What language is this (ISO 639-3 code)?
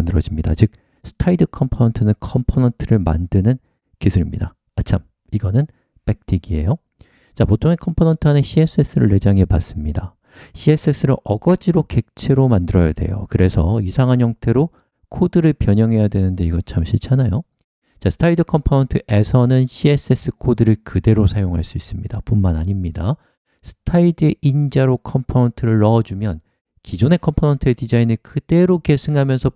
kor